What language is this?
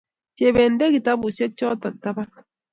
Kalenjin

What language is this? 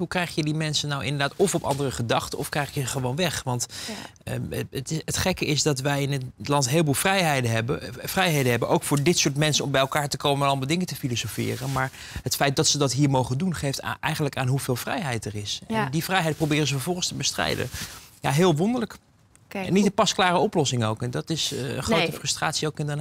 Dutch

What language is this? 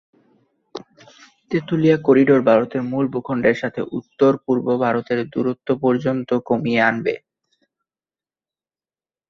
Bangla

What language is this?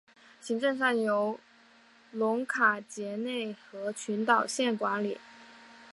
Chinese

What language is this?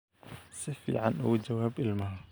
Somali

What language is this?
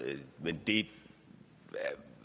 Danish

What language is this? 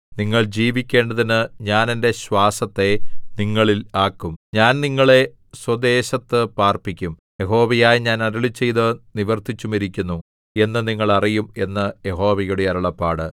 Malayalam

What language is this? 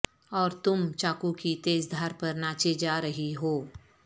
Urdu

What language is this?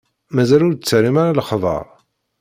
Kabyle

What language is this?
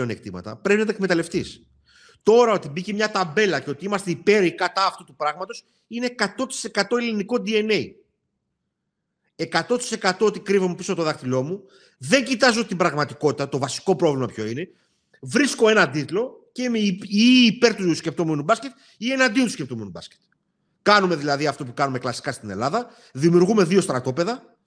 Greek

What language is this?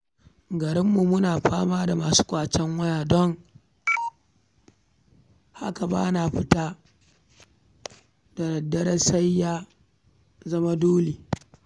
Hausa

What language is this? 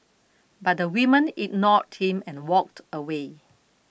English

